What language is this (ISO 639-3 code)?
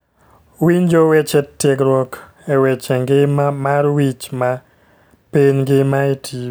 luo